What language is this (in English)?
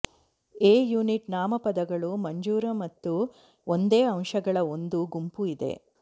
Kannada